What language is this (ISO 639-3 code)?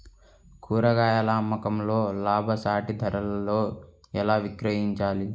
tel